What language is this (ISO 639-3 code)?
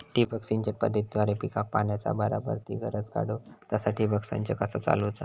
mar